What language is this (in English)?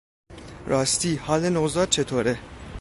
Persian